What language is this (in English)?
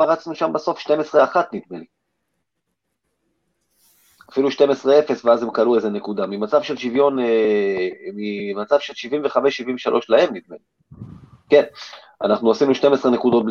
Hebrew